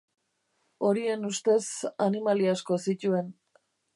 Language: Basque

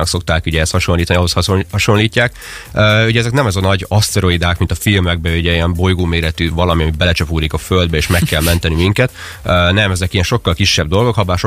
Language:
Hungarian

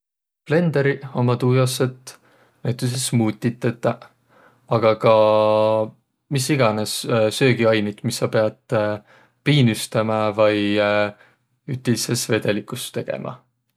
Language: Võro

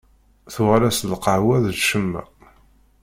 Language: Kabyle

